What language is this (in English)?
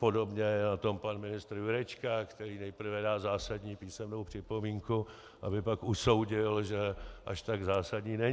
Czech